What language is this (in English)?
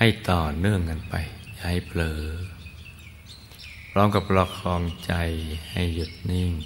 Thai